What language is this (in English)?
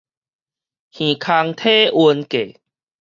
Min Nan Chinese